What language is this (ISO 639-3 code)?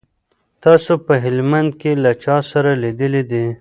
pus